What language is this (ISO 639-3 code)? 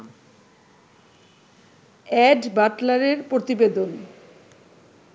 ben